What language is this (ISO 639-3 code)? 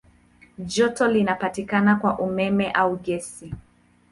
swa